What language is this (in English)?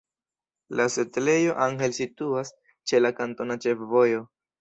Esperanto